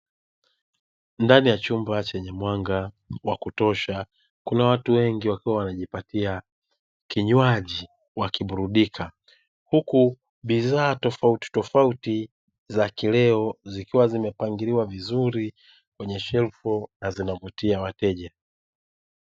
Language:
Swahili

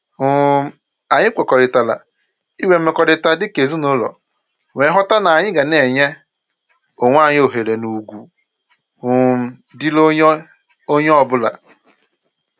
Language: Igbo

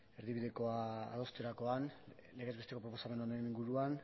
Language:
Basque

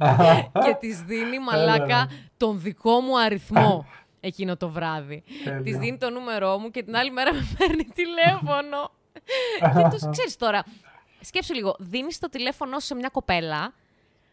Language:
Greek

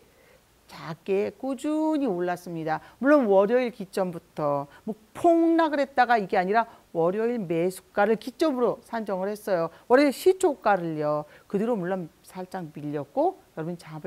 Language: Korean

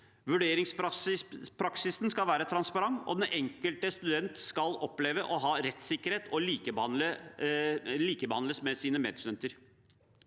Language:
Norwegian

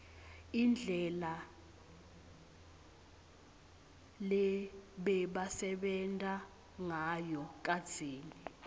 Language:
Swati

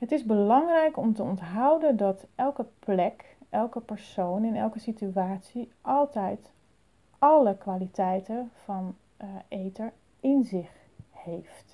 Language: Dutch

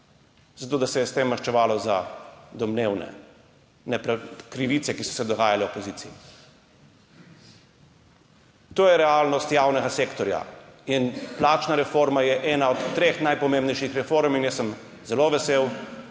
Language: Slovenian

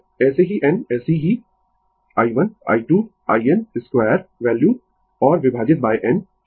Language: Hindi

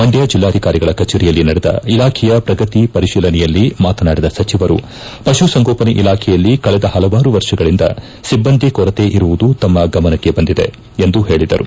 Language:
Kannada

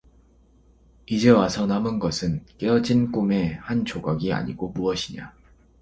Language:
Korean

